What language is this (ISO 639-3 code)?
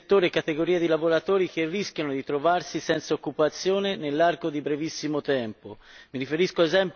ita